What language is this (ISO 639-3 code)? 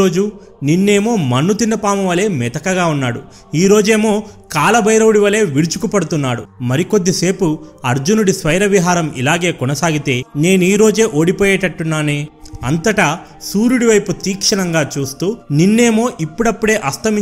tel